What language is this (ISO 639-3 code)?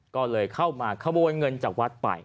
tha